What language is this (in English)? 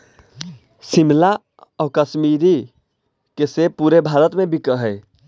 Magahi